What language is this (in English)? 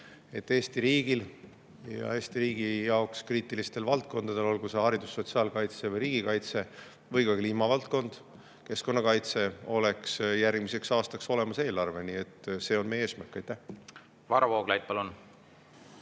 Estonian